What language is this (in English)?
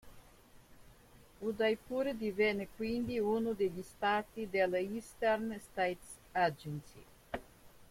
Italian